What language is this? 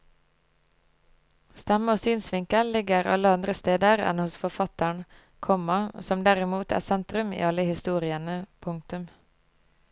Norwegian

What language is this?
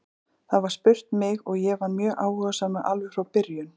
Icelandic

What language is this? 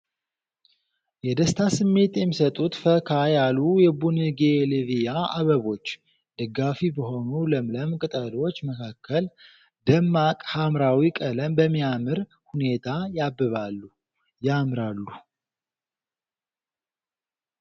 Amharic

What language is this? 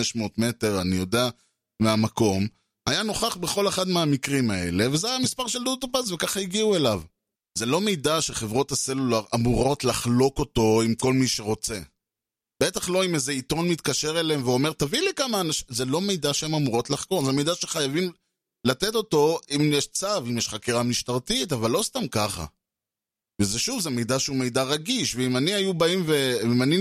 Hebrew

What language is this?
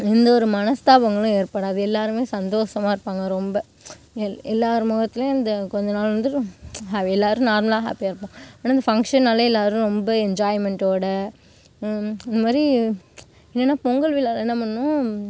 Tamil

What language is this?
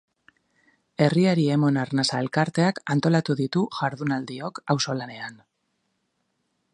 Basque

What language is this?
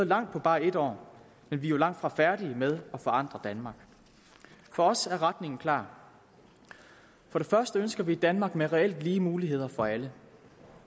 Danish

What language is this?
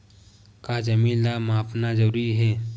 Chhattisgarhi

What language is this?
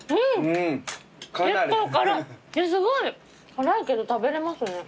Japanese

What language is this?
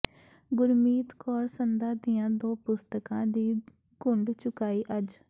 Punjabi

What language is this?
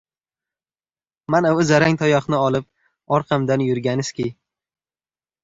Uzbek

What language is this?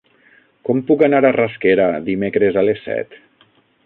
Catalan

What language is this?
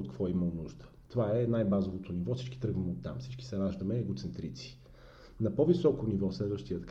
Bulgarian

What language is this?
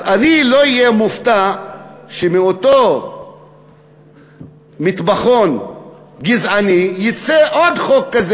Hebrew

